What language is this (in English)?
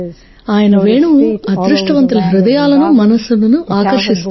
Telugu